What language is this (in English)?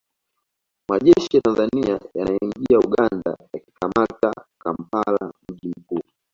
Swahili